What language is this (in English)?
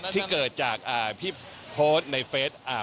Thai